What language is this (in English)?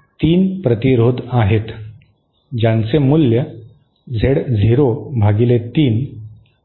Marathi